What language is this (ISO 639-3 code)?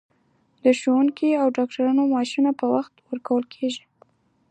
pus